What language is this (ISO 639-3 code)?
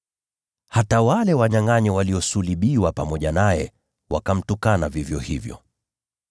swa